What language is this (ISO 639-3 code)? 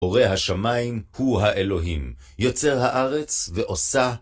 heb